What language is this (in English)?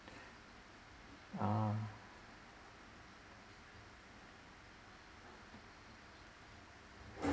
English